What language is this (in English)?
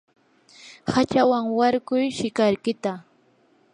Yanahuanca Pasco Quechua